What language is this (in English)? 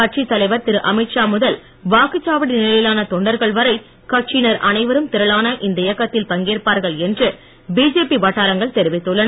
Tamil